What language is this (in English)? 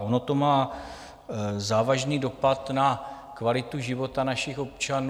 Czech